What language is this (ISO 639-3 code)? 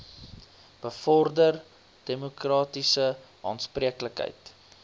afr